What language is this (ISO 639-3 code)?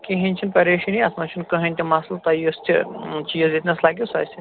kas